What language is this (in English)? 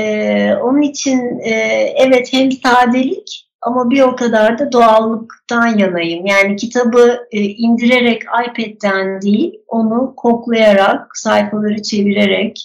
Turkish